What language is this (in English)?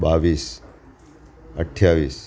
Gujarati